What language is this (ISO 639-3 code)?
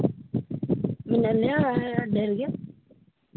sat